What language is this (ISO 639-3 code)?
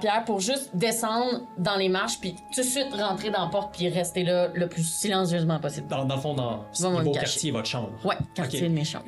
fra